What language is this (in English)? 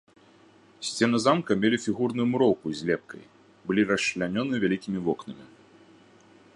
Belarusian